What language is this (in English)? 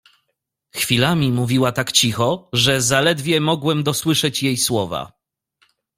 Polish